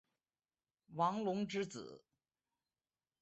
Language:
Chinese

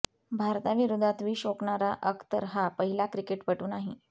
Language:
Marathi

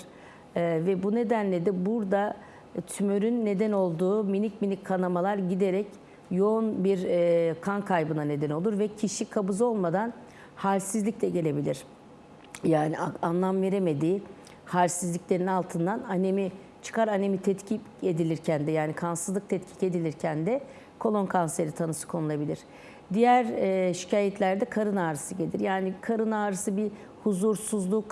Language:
Turkish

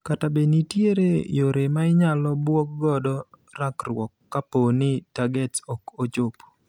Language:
Luo (Kenya and Tanzania)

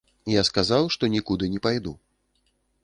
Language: Belarusian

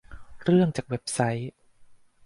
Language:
Thai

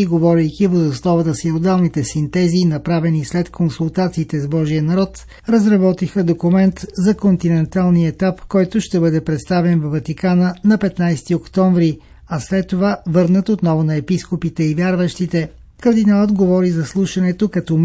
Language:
Bulgarian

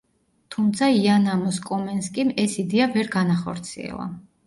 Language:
Georgian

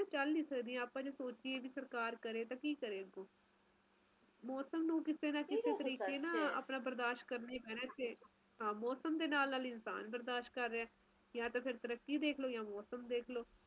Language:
Punjabi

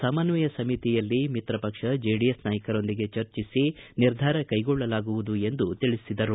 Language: Kannada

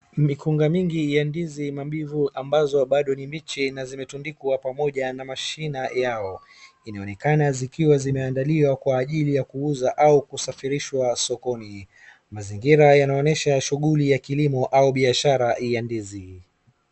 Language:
Swahili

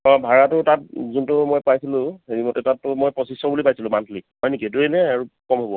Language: Assamese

